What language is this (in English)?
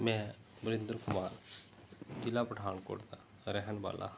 Punjabi